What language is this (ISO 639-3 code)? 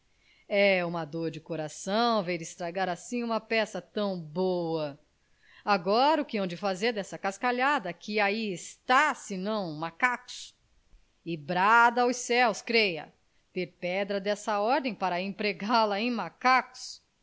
por